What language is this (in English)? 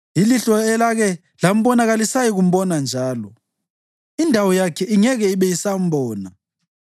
North Ndebele